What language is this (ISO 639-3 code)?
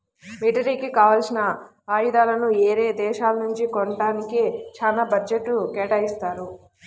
tel